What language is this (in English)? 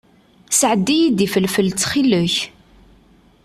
Kabyle